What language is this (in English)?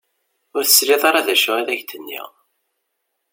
Kabyle